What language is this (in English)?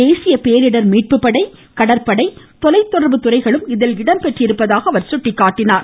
Tamil